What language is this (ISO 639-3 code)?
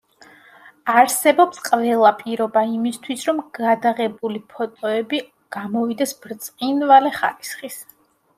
kat